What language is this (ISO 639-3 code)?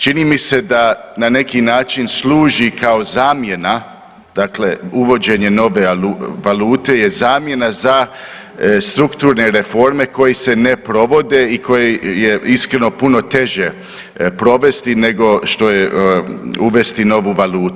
hrv